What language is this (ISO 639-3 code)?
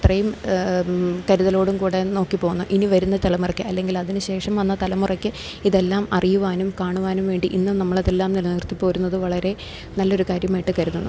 mal